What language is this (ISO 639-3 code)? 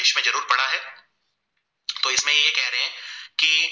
guj